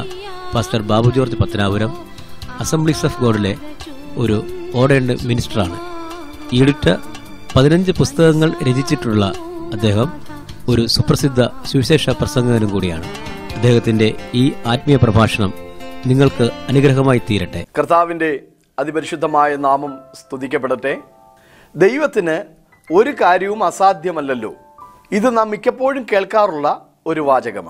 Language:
Malayalam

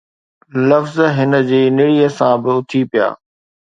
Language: Sindhi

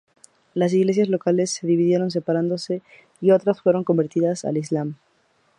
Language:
Spanish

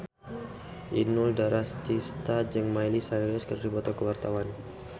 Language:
Sundanese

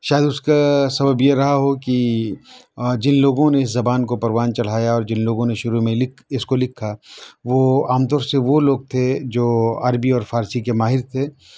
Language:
Urdu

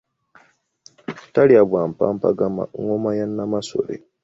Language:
Ganda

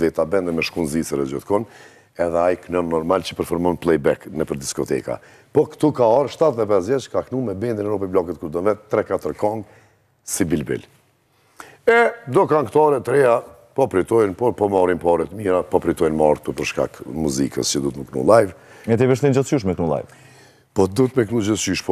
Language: Romanian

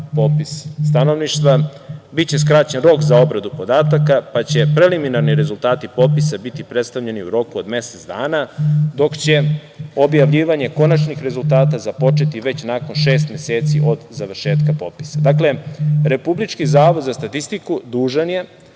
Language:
Serbian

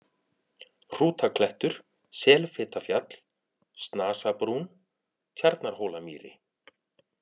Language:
Icelandic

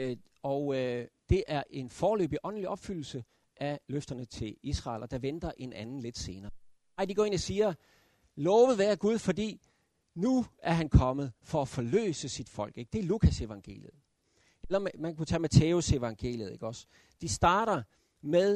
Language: Danish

